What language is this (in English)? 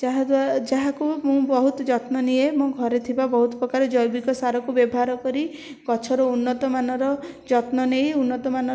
Odia